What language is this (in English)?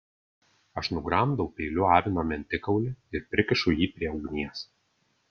Lithuanian